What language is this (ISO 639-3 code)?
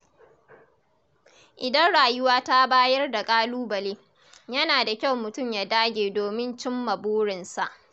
hau